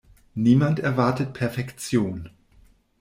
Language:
German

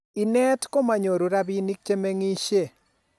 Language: Kalenjin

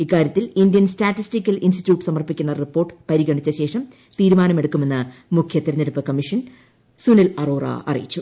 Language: Malayalam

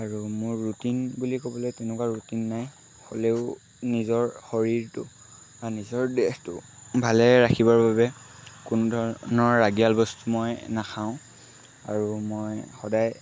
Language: Assamese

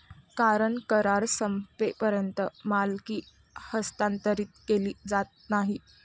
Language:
Marathi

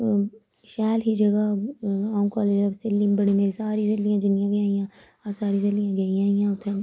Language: Dogri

